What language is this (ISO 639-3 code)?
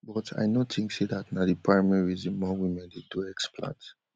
pcm